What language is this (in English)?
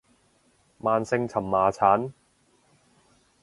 Cantonese